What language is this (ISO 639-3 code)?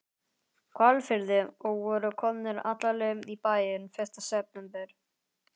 isl